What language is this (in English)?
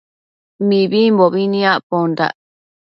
Matsés